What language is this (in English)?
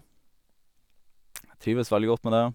Norwegian